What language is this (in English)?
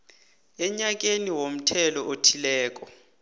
South Ndebele